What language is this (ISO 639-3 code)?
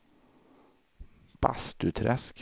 swe